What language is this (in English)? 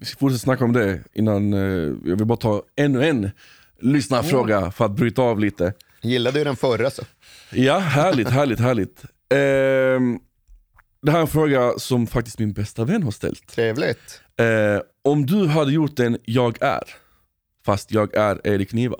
Swedish